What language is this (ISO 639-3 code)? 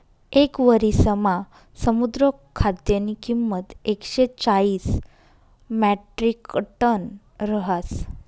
mar